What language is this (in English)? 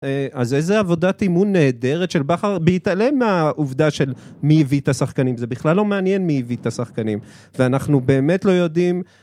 Hebrew